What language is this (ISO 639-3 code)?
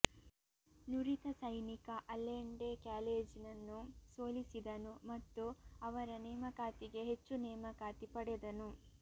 kan